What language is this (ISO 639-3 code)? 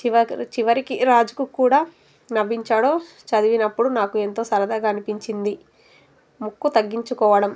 tel